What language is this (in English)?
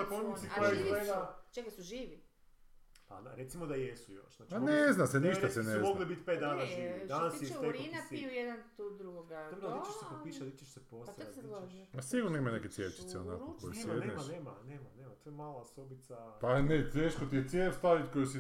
Croatian